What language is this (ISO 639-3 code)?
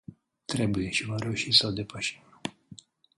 ron